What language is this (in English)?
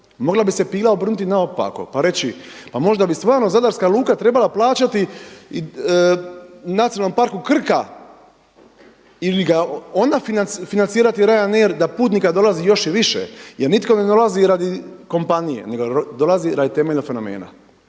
Croatian